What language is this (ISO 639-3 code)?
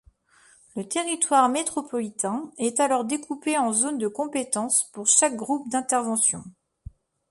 fra